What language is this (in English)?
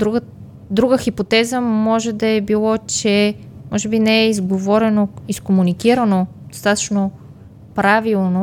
Bulgarian